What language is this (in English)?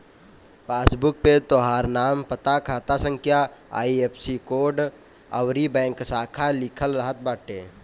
Bhojpuri